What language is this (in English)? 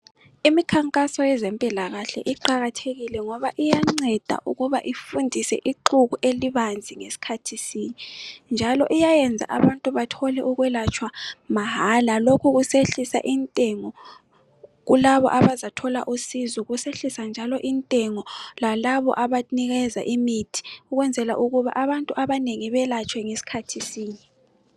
North Ndebele